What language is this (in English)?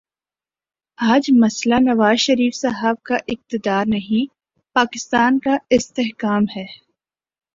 Urdu